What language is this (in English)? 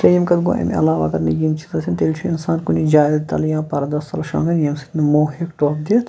Kashmiri